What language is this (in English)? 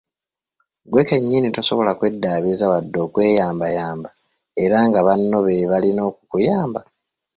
Ganda